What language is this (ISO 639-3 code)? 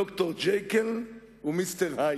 heb